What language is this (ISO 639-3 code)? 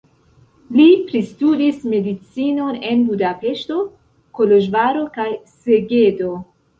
epo